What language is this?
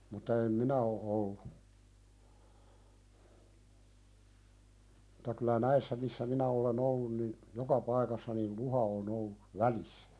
Finnish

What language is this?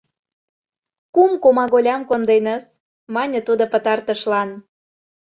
Mari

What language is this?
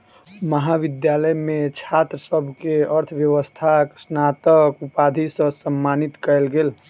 Maithili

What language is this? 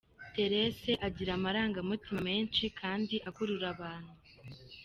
Kinyarwanda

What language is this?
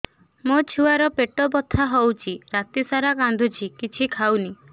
Odia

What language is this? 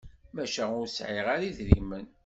Kabyle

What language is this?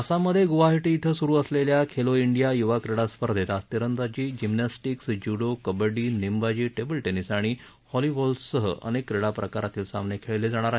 Marathi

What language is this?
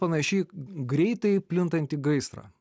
Lithuanian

